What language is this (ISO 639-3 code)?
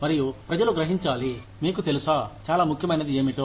tel